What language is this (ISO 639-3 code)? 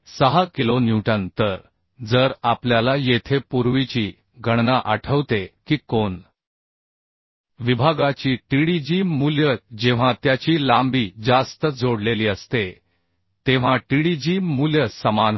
mar